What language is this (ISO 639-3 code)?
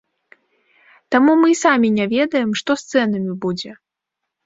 bel